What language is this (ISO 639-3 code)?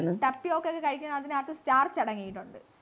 mal